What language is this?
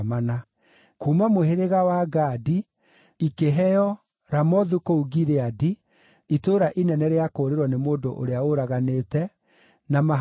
Kikuyu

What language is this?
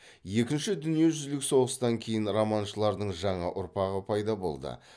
Kazakh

